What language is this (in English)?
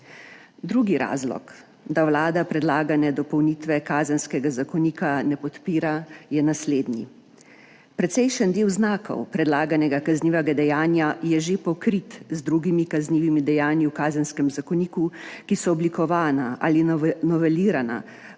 Slovenian